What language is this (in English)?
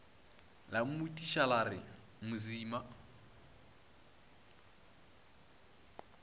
Northern Sotho